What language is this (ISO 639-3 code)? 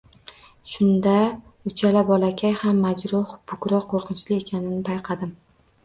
uzb